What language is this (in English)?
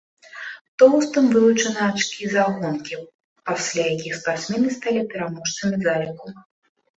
Belarusian